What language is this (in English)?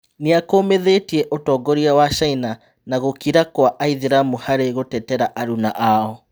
Kikuyu